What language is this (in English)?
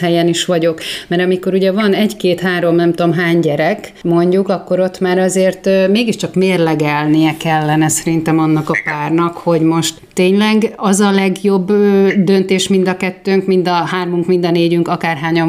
Hungarian